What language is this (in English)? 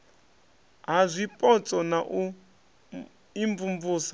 Venda